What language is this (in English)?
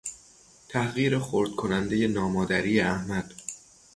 Persian